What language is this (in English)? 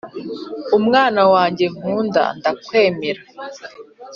Kinyarwanda